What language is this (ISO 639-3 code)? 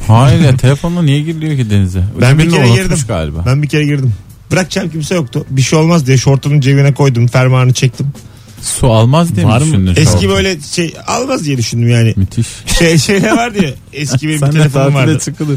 tur